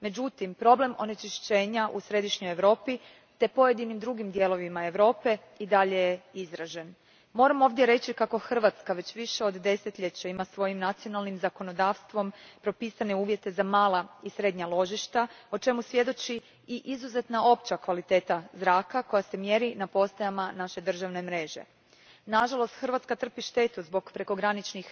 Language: Croatian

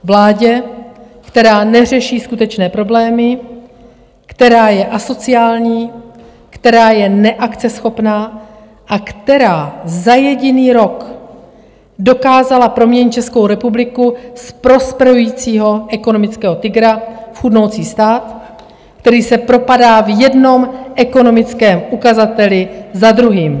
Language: Czech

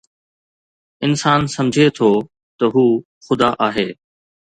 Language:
Sindhi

